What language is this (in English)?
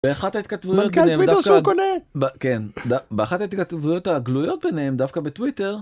Hebrew